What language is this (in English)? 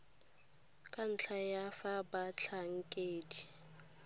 Tswana